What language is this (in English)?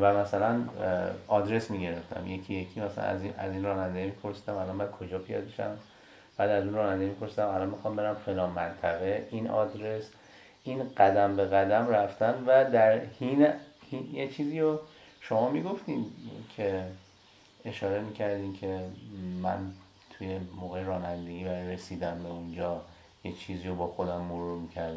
Persian